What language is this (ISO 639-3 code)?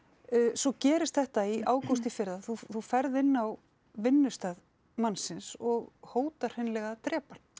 isl